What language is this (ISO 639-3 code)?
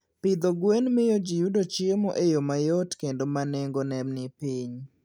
luo